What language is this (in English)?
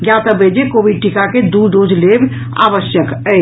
Maithili